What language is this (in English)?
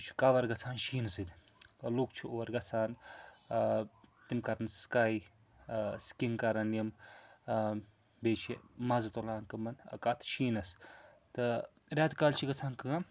Kashmiri